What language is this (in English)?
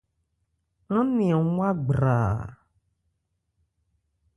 Ebrié